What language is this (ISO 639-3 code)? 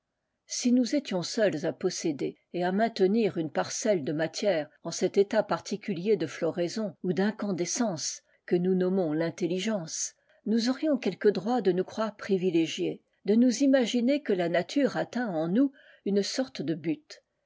fra